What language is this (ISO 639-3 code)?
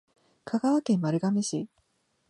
jpn